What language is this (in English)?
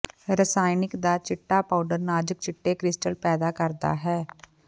Punjabi